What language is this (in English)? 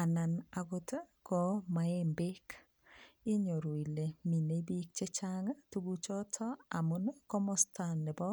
Kalenjin